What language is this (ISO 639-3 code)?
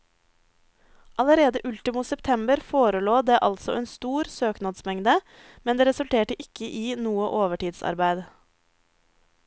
nor